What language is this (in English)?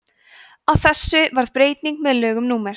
Icelandic